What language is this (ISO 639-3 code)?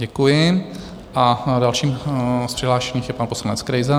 ces